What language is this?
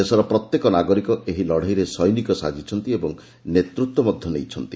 Odia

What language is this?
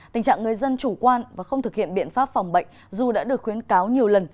Vietnamese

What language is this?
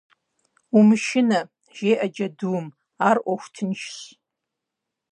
Kabardian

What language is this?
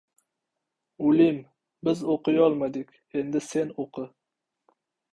Uzbek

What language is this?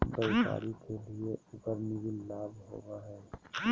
Magahi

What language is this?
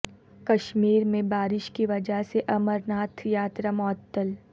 Urdu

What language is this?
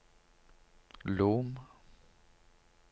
Norwegian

